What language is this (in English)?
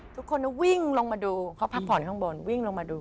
Thai